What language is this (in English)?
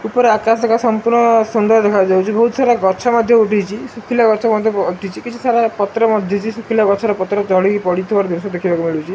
Odia